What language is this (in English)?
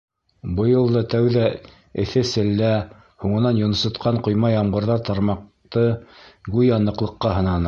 Bashkir